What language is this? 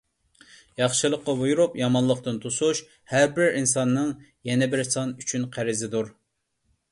Uyghur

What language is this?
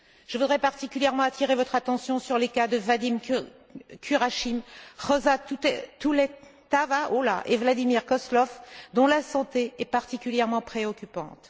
French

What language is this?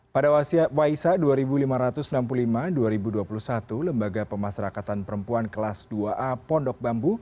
Indonesian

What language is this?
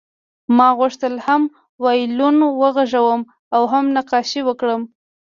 Pashto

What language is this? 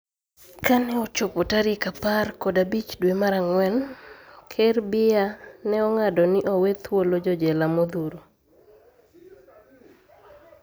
Luo (Kenya and Tanzania)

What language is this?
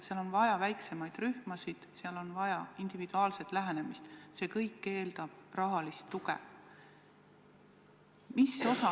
Estonian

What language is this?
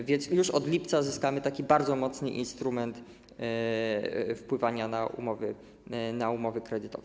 Polish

